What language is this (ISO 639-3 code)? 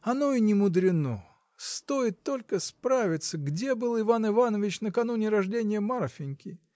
rus